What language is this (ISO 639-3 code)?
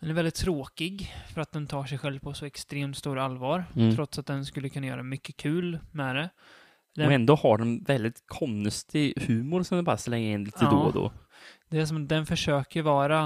swe